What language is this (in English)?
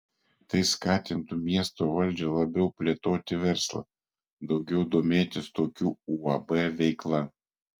Lithuanian